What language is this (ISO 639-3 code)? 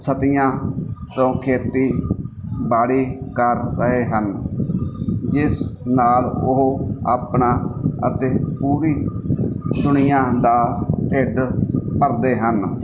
pan